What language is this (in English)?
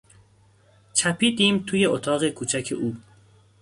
Persian